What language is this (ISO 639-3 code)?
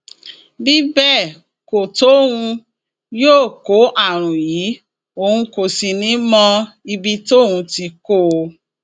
yor